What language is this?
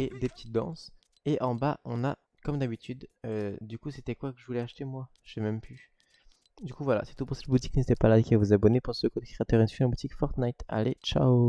French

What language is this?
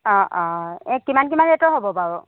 Assamese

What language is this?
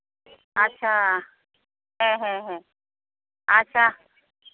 Santali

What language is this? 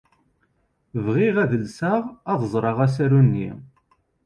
Kabyle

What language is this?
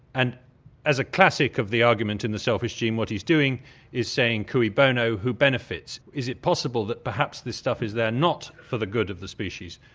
English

